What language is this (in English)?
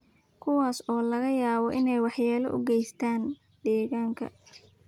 Somali